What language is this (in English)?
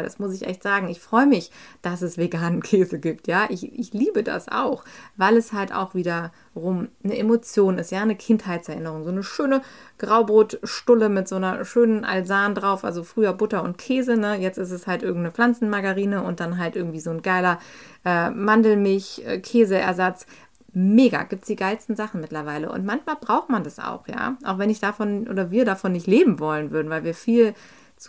German